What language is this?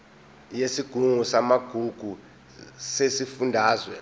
Zulu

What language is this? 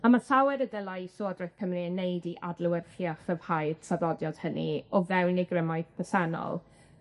Welsh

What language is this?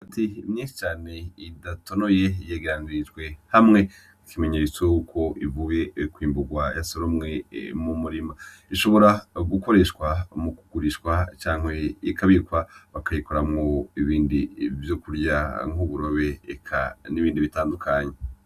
Rundi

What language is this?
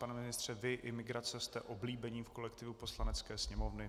Czech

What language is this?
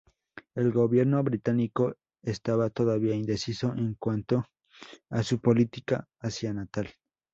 Spanish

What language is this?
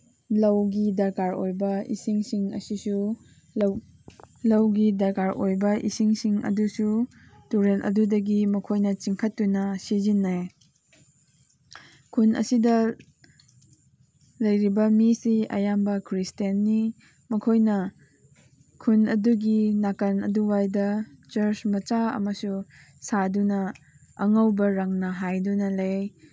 Manipuri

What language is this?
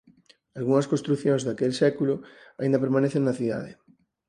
Galician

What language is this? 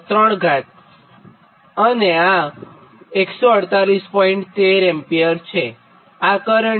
Gujarati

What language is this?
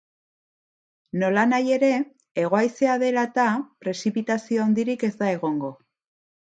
Basque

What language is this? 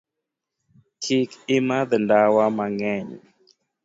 Luo (Kenya and Tanzania)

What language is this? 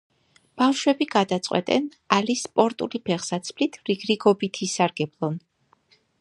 Georgian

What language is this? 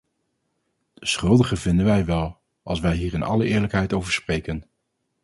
Dutch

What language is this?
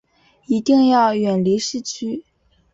Chinese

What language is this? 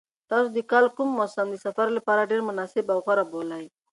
Pashto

